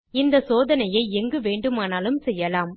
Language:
Tamil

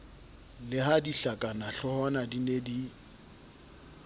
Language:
Southern Sotho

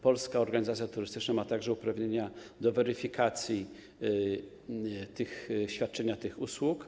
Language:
Polish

